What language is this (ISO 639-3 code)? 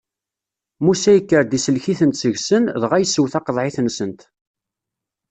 kab